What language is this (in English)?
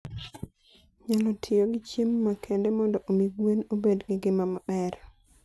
Luo (Kenya and Tanzania)